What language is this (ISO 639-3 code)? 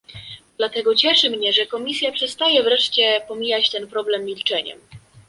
pol